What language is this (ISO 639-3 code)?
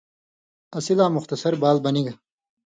mvy